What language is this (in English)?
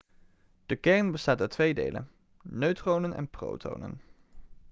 Dutch